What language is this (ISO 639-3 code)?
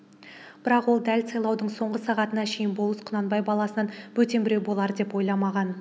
kaz